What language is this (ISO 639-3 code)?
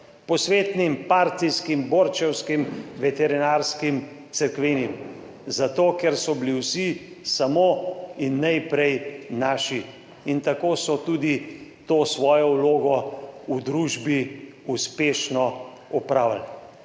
slv